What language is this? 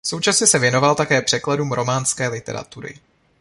Czech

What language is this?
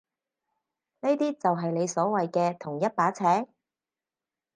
Cantonese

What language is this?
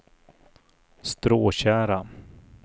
Swedish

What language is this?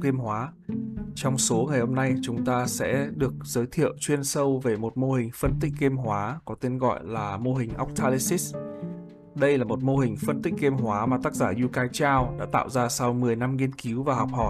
Vietnamese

